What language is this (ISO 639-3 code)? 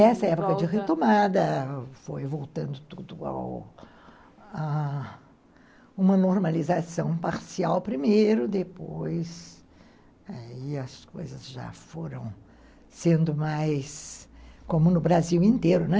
por